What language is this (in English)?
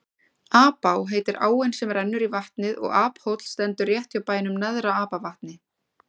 Icelandic